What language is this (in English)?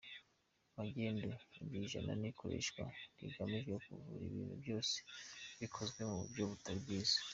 Kinyarwanda